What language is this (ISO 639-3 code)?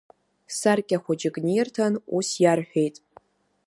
abk